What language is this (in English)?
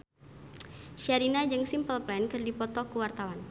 Sundanese